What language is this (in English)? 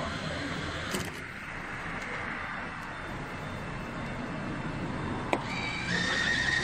Korean